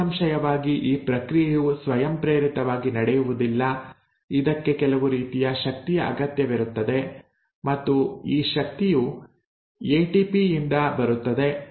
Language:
Kannada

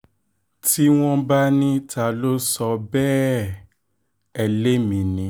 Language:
Yoruba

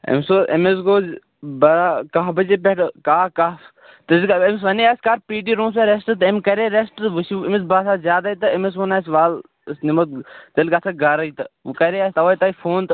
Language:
Kashmiri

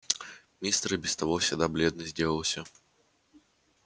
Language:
Russian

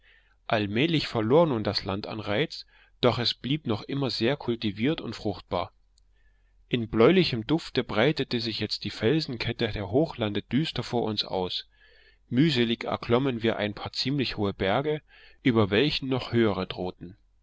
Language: German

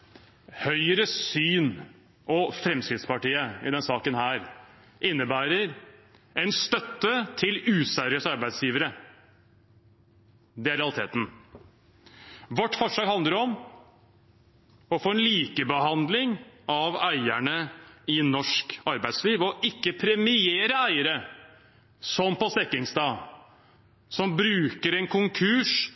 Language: Norwegian Bokmål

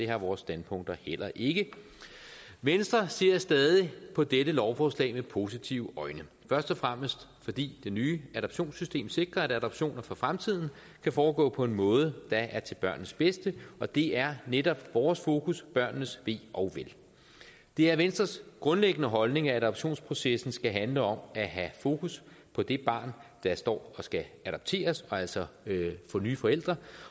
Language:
Danish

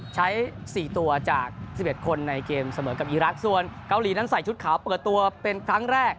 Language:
Thai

